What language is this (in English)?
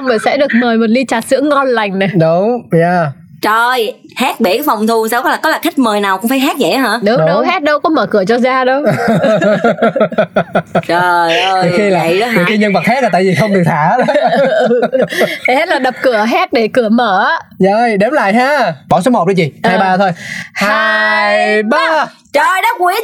Vietnamese